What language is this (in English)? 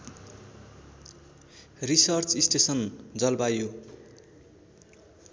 Nepali